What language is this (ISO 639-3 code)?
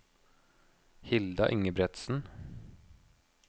nor